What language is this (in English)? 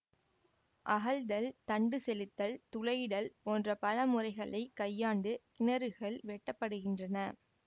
Tamil